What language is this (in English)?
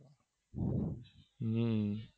Gujarati